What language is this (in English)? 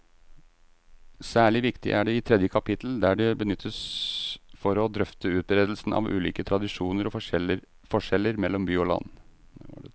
Norwegian